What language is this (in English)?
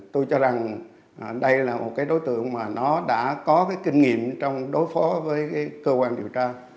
Vietnamese